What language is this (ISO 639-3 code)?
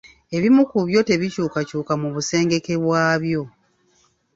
lug